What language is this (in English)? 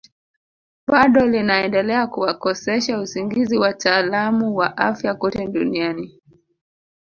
Swahili